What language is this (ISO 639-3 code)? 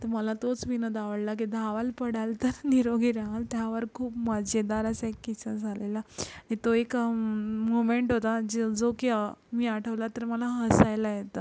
mar